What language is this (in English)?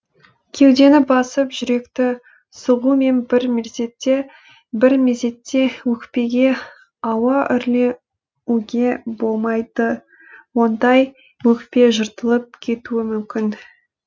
Kazakh